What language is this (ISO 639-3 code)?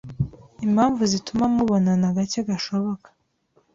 kin